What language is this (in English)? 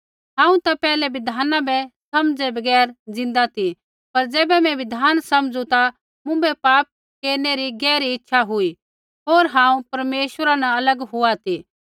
Kullu Pahari